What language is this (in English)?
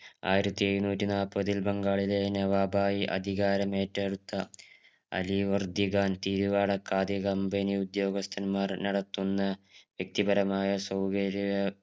Malayalam